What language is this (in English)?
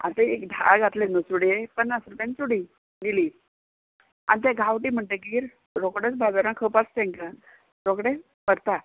Konkani